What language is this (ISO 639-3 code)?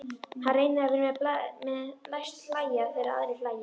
isl